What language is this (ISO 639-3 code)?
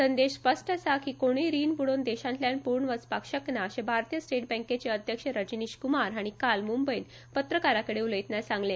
kok